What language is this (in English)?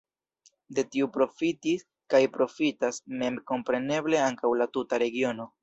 Esperanto